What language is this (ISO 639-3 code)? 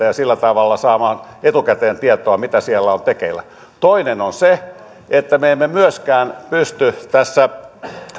fin